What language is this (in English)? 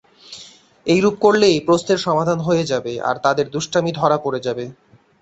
Bangla